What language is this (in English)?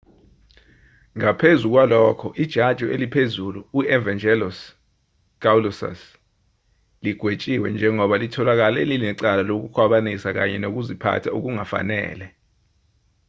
Zulu